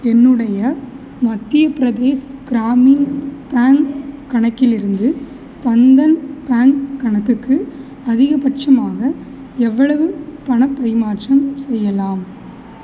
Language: Tamil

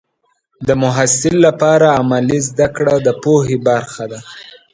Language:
Pashto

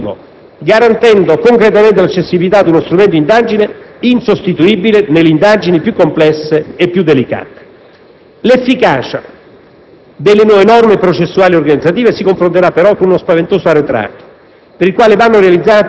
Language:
Italian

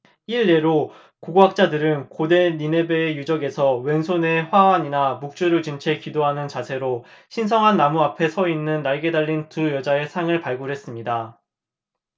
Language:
Korean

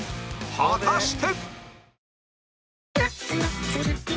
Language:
Japanese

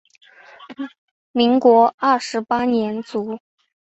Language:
Chinese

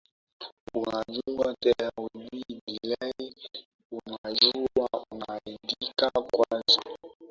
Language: Swahili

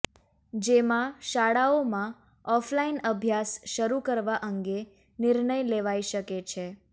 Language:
Gujarati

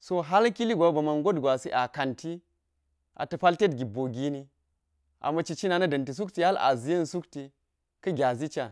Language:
Geji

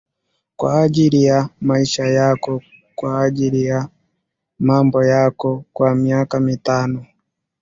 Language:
Swahili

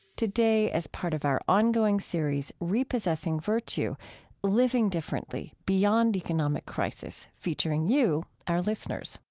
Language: English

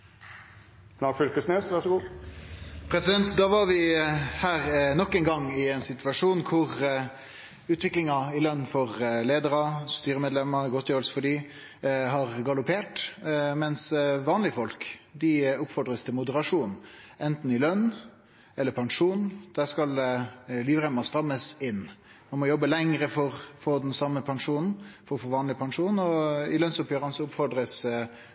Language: Norwegian Nynorsk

